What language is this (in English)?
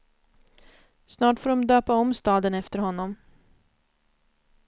Swedish